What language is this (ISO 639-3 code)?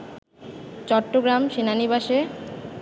ben